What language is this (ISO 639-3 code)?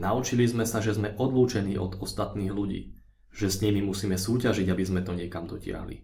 slk